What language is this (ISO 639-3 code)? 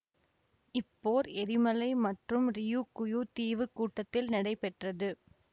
tam